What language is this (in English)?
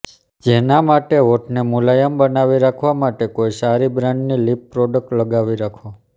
Gujarati